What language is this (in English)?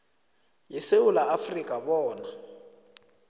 South Ndebele